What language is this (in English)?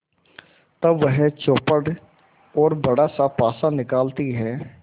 Hindi